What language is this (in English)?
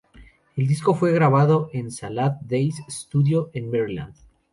Spanish